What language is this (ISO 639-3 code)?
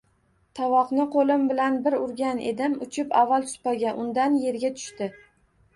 uzb